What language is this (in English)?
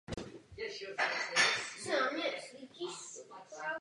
Czech